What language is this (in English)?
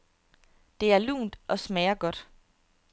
Danish